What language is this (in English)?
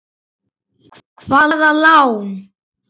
Icelandic